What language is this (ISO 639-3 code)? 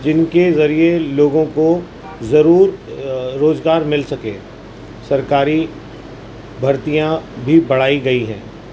urd